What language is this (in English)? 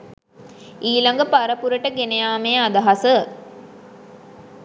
Sinhala